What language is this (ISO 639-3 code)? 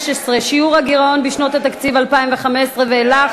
heb